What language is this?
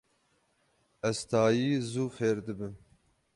Kurdish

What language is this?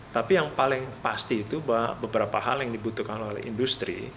Indonesian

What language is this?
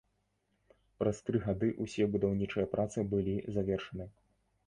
Belarusian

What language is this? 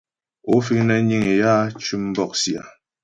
Ghomala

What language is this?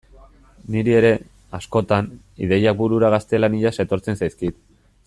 Basque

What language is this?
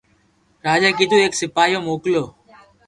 Loarki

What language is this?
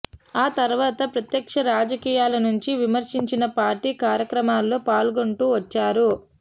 Telugu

